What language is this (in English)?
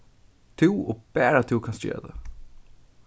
Faroese